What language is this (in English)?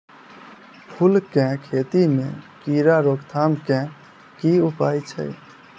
Maithili